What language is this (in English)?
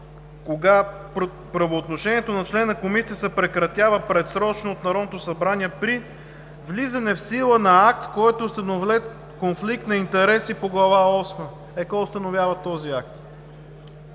Bulgarian